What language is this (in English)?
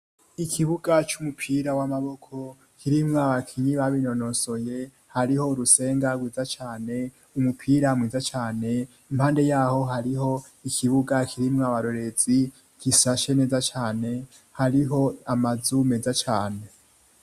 Rundi